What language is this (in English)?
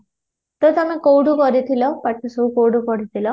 Odia